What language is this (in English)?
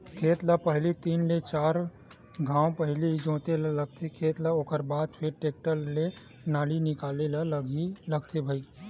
Chhattisgarhi